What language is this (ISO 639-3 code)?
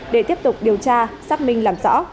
vie